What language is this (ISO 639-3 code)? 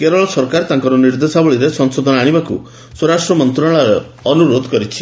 ori